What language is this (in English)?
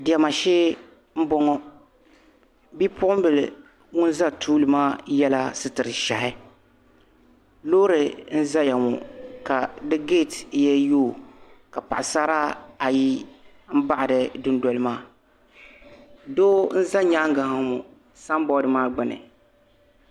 Dagbani